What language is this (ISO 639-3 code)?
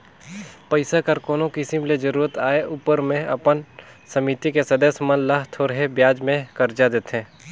hne